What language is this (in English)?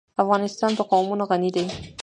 Pashto